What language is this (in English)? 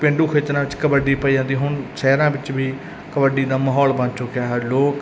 Punjabi